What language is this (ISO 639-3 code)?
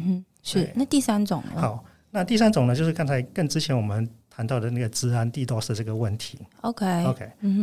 zho